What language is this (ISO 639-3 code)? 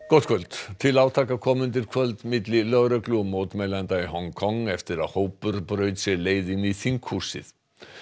isl